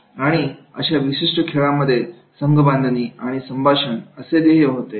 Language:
Marathi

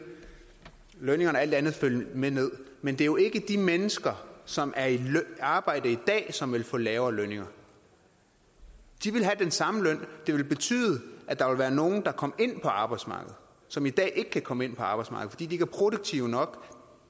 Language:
Danish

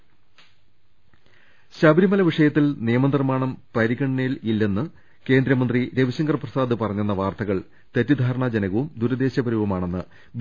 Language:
Malayalam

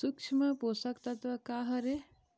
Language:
Chhattisgarhi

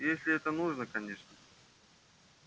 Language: Russian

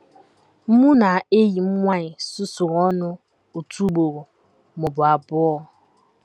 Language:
Igbo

